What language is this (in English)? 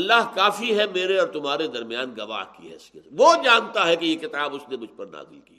Urdu